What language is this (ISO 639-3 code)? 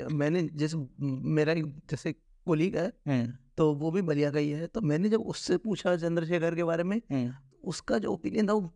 hin